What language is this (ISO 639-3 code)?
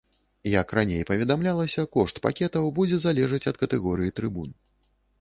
bel